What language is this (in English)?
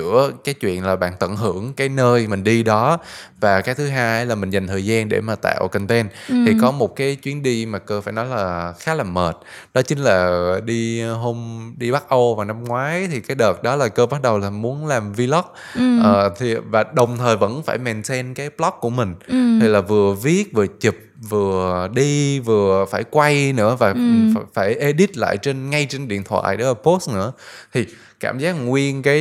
Vietnamese